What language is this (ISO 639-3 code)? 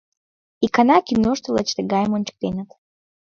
chm